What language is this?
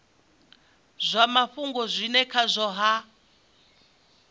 Venda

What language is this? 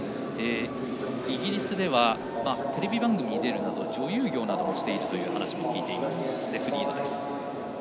Japanese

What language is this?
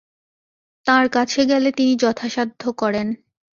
Bangla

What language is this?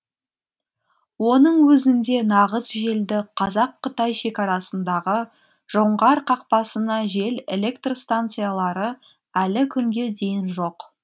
Kazakh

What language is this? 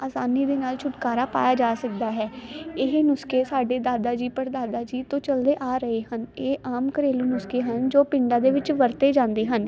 Punjabi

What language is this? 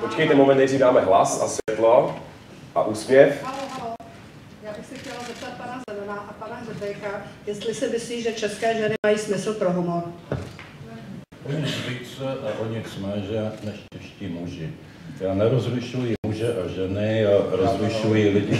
Czech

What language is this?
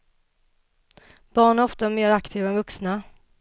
Swedish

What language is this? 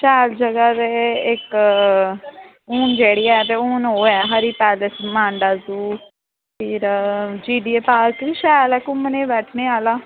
Dogri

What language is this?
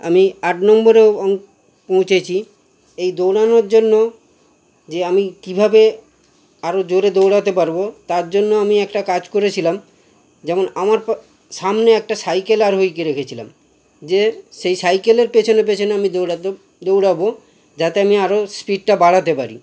Bangla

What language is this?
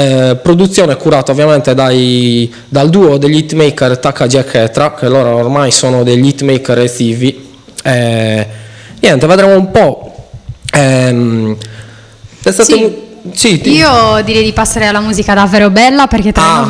Italian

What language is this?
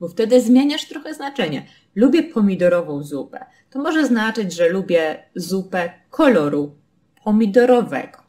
Polish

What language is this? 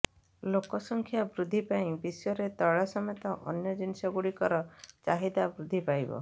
Odia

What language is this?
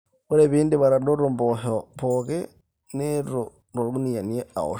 Masai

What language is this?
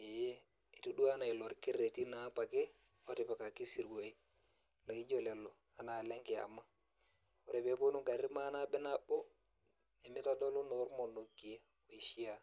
Masai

